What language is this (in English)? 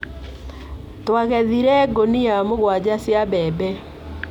Kikuyu